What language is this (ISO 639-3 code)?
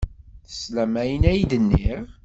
kab